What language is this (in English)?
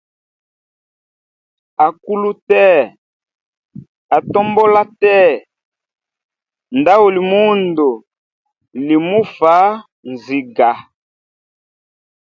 Hemba